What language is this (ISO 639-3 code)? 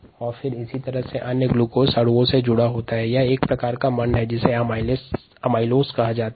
hin